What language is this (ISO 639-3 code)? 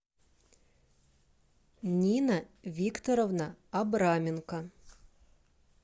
rus